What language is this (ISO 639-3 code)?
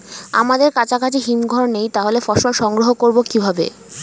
ben